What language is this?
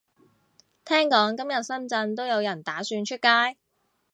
Cantonese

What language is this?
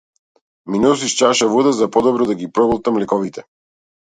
Macedonian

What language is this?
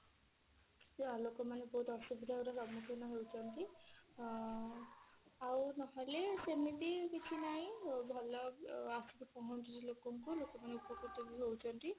Odia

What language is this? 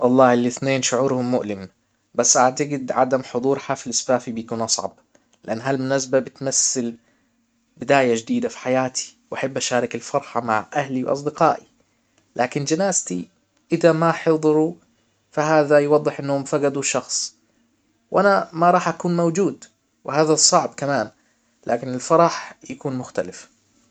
Hijazi Arabic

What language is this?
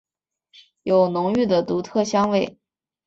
Chinese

